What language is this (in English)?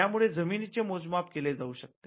Marathi